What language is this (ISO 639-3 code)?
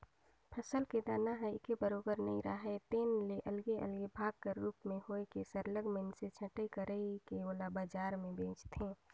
hne